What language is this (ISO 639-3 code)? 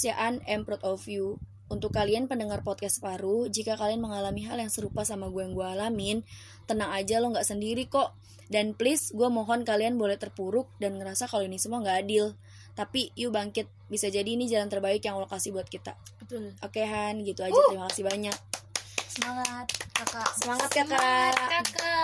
ind